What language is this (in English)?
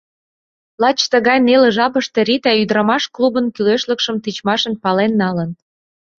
Mari